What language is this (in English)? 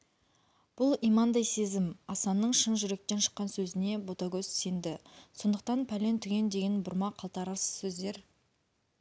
Kazakh